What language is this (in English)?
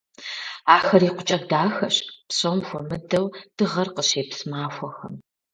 Kabardian